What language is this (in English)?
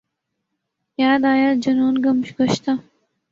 Urdu